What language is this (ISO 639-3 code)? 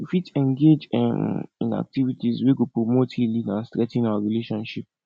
pcm